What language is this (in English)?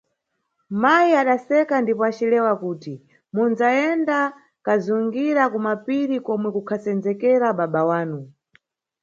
Nyungwe